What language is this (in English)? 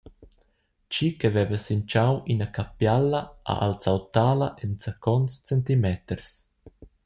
Romansh